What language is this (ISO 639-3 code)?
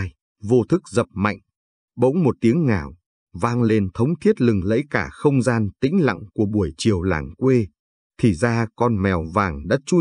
vie